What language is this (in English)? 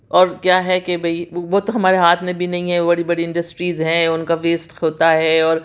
Urdu